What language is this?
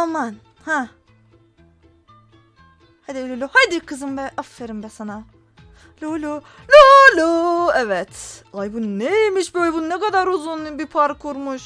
Turkish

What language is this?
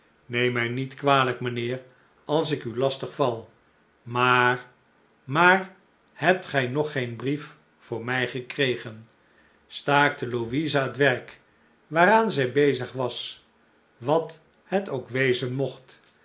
Dutch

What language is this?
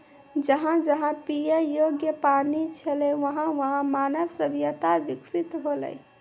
Maithili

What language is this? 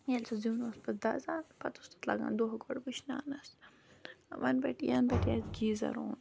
Kashmiri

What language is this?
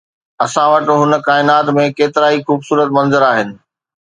Sindhi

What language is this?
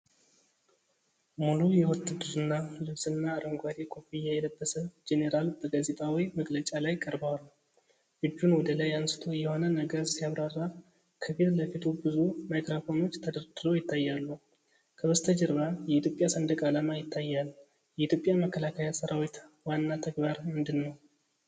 Amharic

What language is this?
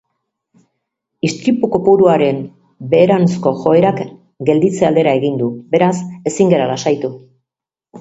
Basque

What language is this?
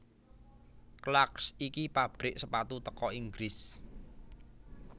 Javanese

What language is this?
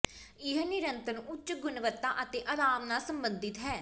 Punjabi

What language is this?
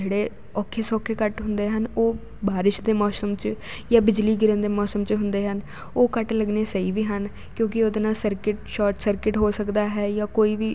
Punjabi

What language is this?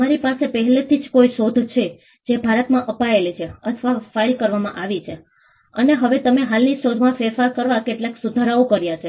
Gujarati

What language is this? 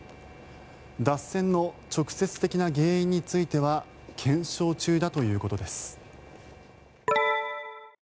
Japanese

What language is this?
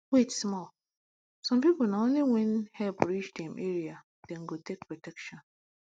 Nigerian Pidgin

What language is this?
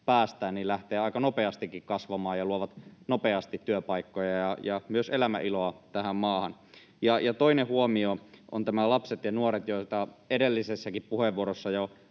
Finnish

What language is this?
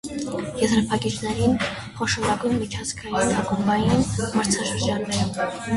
Armenian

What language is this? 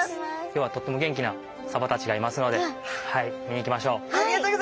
Japanese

